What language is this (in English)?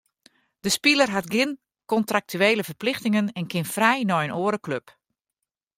Western Frisian